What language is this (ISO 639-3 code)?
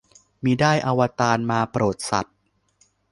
tha